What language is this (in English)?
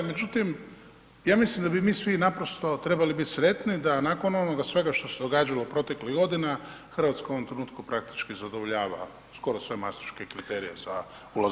Croatian